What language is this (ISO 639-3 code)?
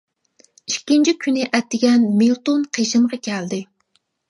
uig